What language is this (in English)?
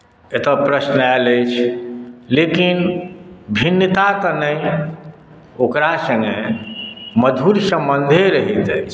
Maithili